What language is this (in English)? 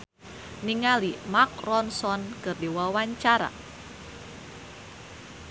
Sundanese